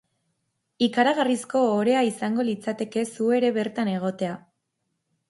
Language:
Basque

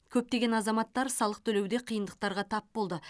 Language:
Kazakh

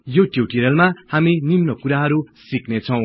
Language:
Nepali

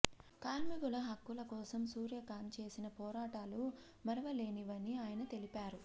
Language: Telugu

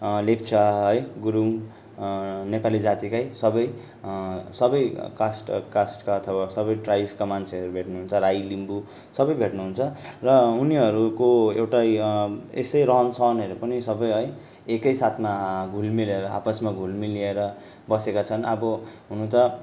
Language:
Nepali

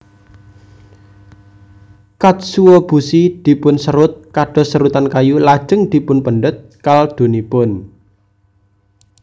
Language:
Javanese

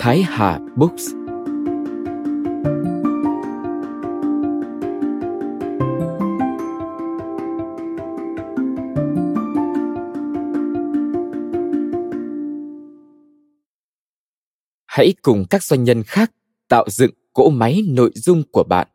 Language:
Vietnamese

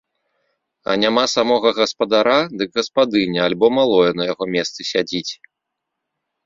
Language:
Belarusian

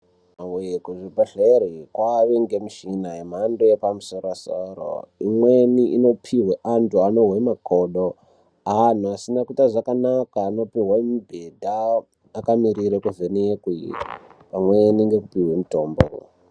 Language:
Ndau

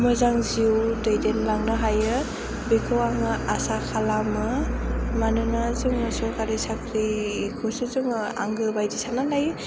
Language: Bodo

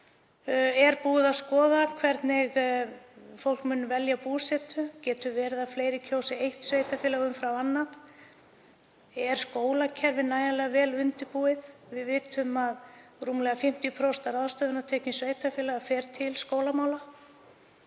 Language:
Icelandic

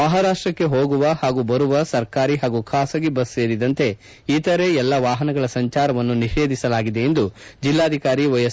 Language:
Kannada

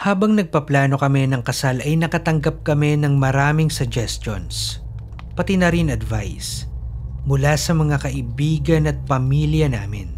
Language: Filipino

